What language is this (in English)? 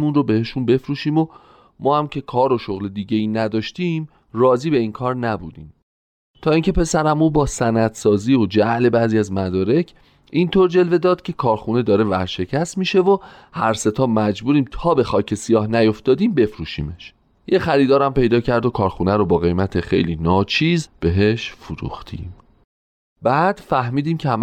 Persian